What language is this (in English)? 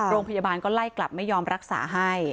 Thai